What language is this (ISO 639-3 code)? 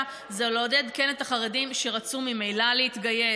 heb